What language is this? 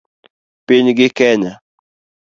Luo (Kenya and Tanzania)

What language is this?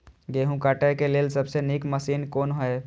Maithili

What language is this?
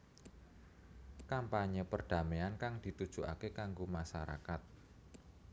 Javanese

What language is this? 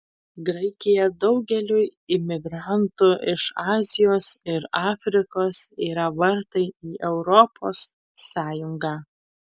Lithuanian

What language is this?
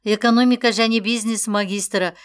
Kazakh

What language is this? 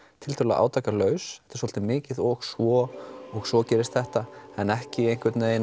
Icelandic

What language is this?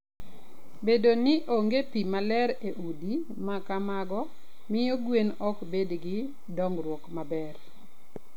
Luo (Kenya and Tanzania)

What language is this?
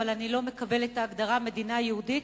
Hebrew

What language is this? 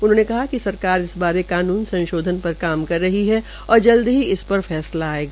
Hindi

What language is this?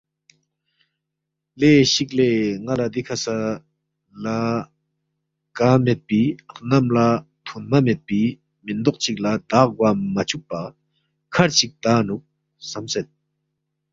Balti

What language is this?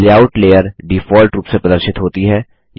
Hindi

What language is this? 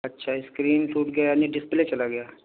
Urdu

